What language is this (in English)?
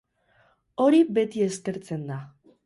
Basque